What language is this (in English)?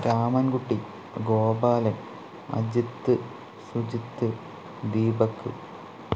Malayalam